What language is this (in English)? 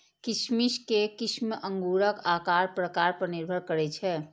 Maithili